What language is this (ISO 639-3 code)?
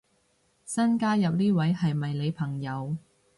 yue